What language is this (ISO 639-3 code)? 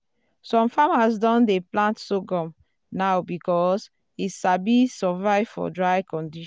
pcm